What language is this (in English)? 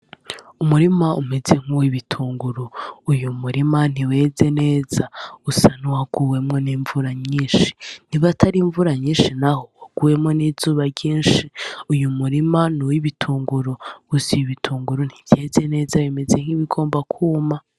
Rundi